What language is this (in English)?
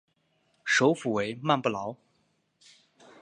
Chinese